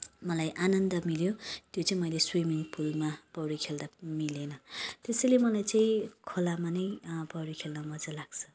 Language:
Nepali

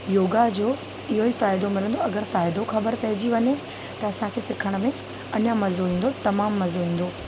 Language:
Sindhi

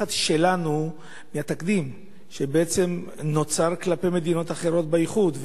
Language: Hebrew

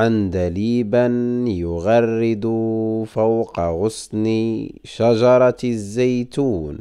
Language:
Arabic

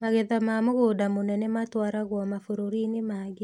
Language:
Kikuyu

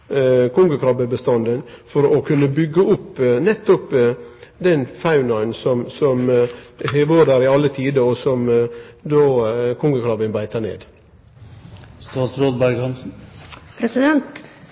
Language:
Norwegian Nynorsk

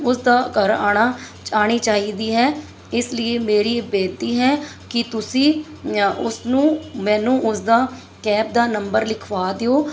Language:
Punjabi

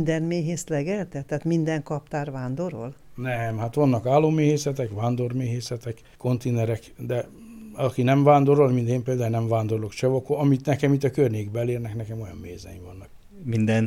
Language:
Hungarian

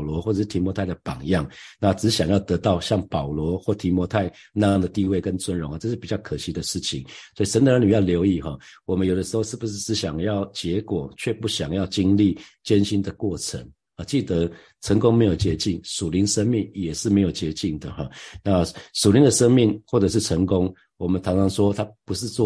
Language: Chinese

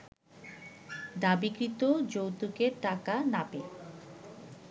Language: Bangla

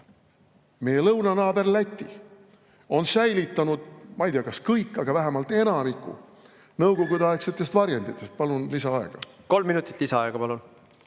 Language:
Estonian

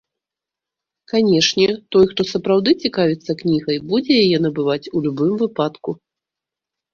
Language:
Belarusian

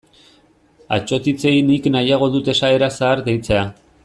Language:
Basque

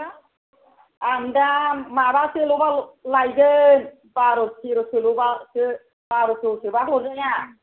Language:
Bodo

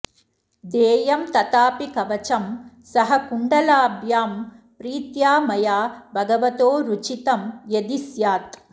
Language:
Sanskrit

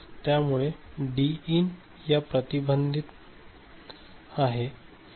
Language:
Marathi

